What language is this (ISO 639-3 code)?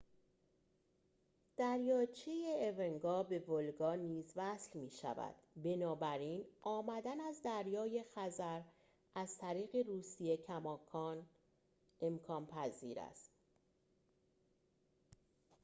fas